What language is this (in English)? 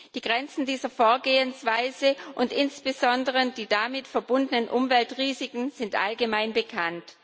German